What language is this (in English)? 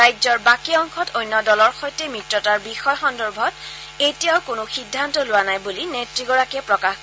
Assamese